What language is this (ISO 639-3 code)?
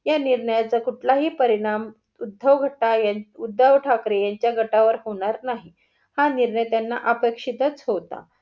mar